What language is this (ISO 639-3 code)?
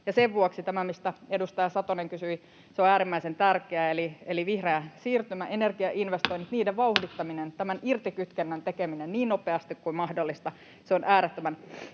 fin